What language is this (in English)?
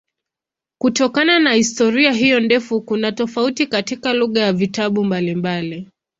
Swahili